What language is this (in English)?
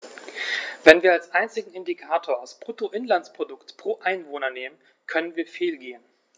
German